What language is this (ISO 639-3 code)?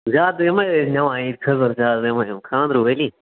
kas